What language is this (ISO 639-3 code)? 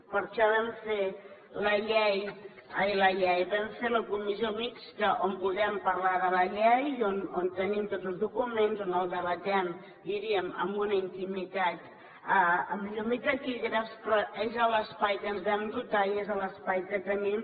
cat